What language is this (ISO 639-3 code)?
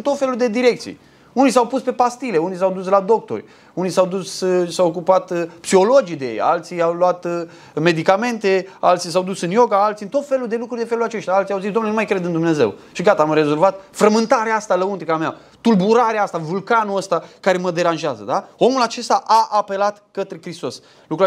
ron